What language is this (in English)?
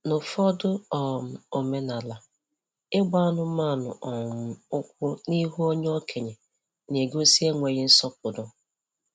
Igbo